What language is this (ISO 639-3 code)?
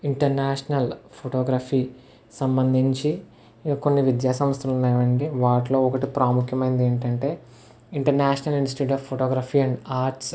tel